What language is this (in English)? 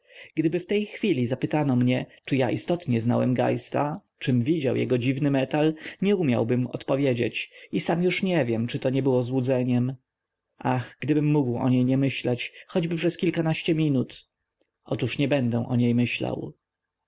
Polish